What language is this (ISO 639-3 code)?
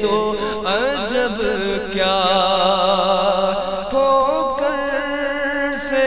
ron